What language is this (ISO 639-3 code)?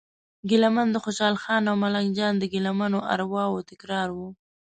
pus